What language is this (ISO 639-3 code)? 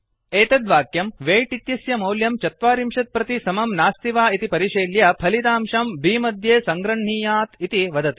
san